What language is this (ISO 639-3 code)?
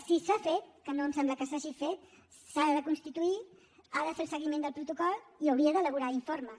cat